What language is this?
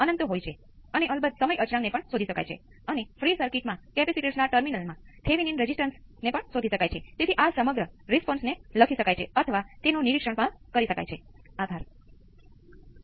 Gujarati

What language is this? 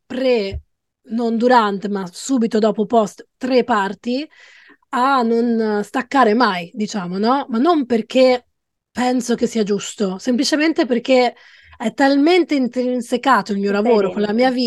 Italian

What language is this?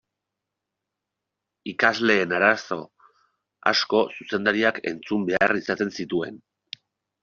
Basque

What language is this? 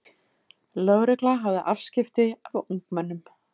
Icelandic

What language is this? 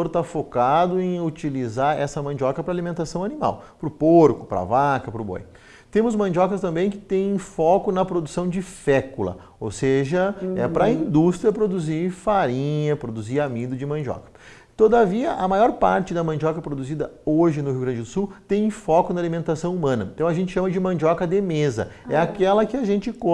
Portuguese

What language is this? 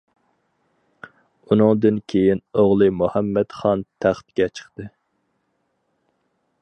Uyghur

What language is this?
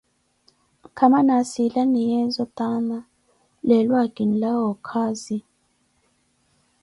Koti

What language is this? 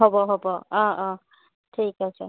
Assamese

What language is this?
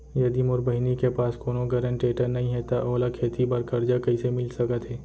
Chhattisgarhi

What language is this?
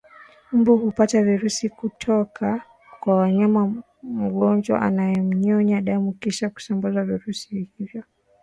Swahili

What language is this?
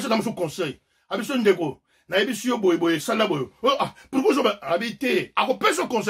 French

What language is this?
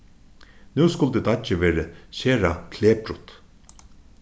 Faroese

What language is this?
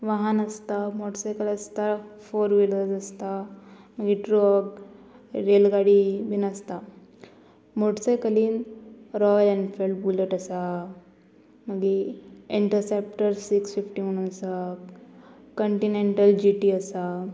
Konkani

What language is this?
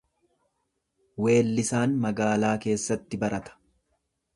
Oromo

